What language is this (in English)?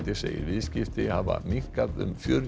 Icelandic